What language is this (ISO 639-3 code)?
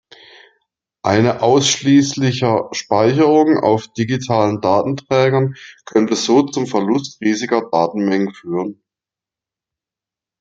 deu